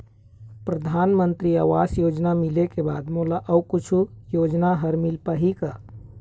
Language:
Chhattisgarhi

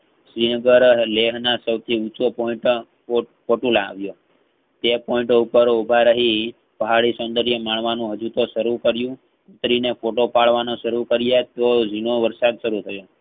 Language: Gujarati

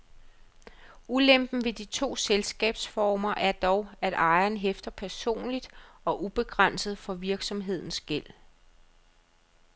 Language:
Danish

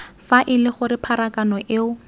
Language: Tswana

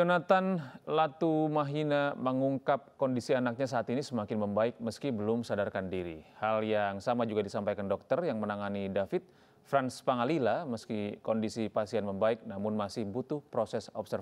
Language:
Indonesian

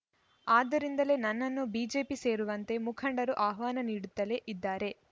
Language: Kannada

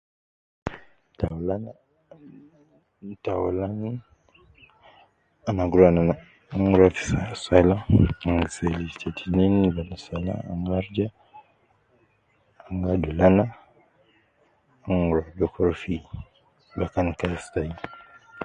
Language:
Nubi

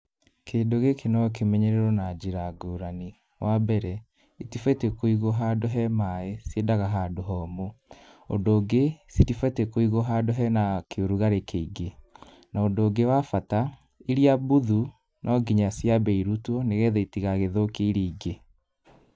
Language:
Kikuyu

